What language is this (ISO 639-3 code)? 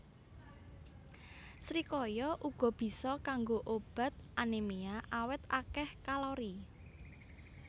jav